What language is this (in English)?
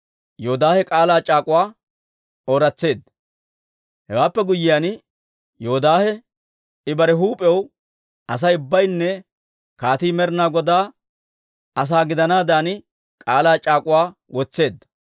Dawro